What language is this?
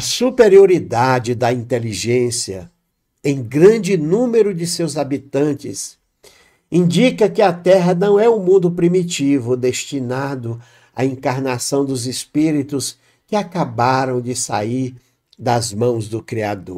Portuguese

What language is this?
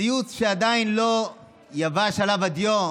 Hebrew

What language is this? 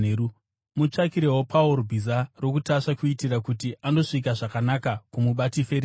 Shona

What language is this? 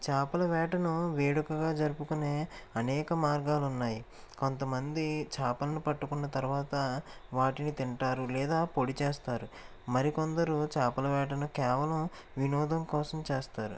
Telugu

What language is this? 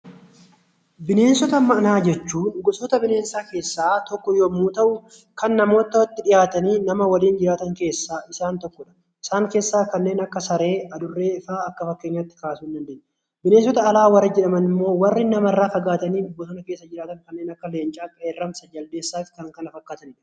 Oromo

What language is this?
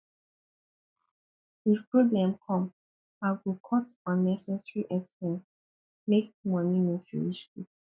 Nigerian Pidgin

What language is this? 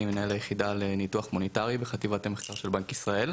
Hebrew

